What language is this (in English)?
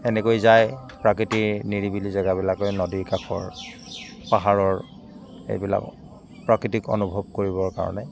Assamese